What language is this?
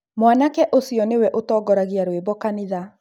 Kikuyu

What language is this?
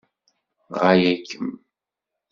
Kabyle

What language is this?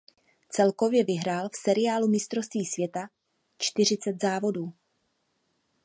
Czech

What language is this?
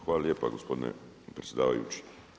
Croatian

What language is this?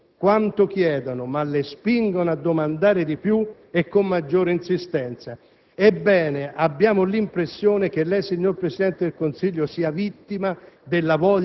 Italian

